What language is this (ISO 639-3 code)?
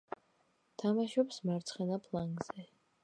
kat